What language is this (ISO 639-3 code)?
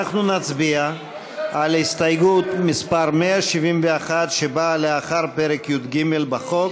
heb